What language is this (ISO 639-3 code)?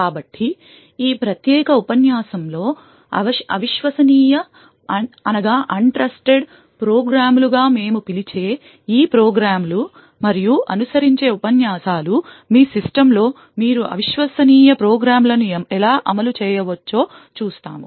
tel